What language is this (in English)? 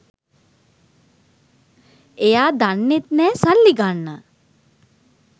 Sinhala